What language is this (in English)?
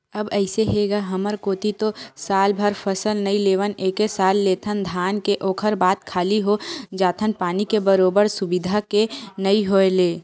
Chhattisgarhi